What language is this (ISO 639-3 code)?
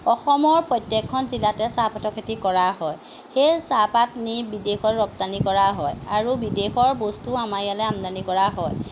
asm